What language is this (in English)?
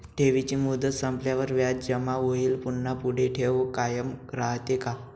Marathi